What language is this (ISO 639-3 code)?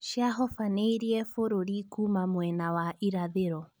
kik